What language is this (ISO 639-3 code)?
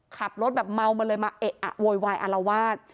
tha